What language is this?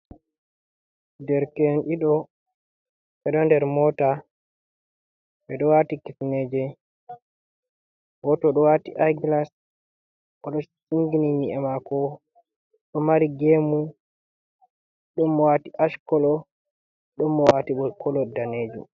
Fula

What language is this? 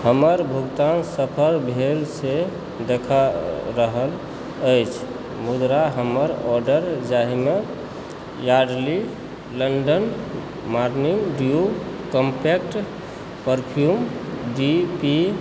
Maithili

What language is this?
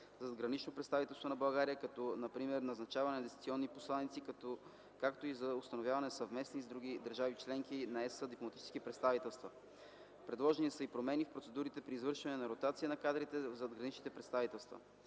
Bulgarian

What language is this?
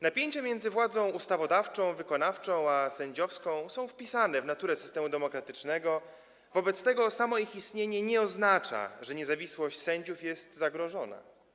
Polish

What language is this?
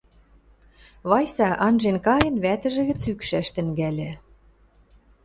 Western Mari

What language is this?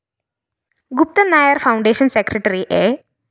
Malayalam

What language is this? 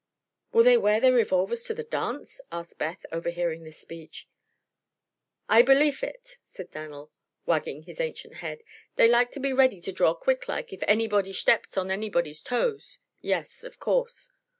English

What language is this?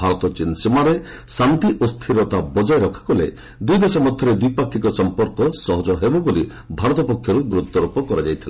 Odia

